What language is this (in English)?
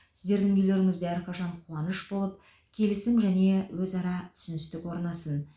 Kazakh